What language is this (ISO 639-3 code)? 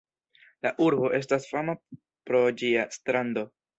epo